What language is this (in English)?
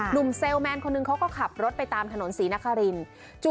Thai